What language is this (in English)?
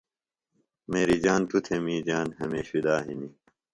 Phalura